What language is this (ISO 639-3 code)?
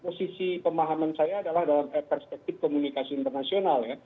ind